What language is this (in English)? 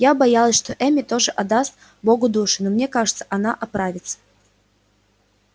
Russian